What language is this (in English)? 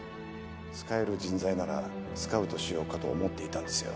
Japanese